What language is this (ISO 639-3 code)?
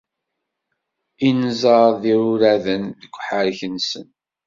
kab